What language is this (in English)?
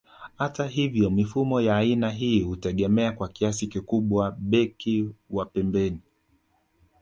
Swahili